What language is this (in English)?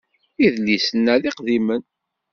Kabyle